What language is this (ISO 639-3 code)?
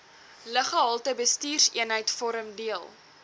afr